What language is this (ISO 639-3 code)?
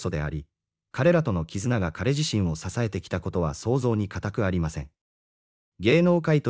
jpn